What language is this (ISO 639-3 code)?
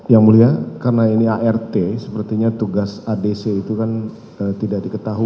ind